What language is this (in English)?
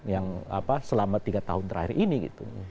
Indonesian